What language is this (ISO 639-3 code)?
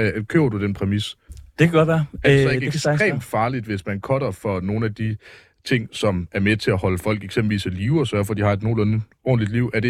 dan